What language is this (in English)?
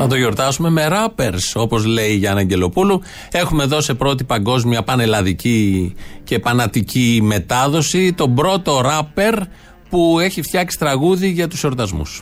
Greek